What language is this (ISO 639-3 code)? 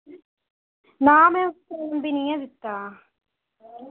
doi